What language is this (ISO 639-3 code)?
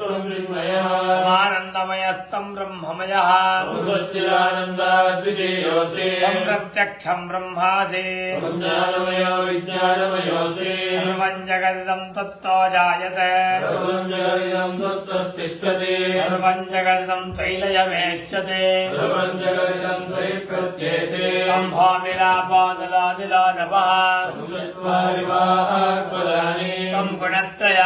kan